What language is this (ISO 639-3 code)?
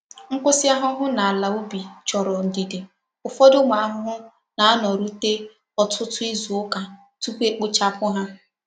ibo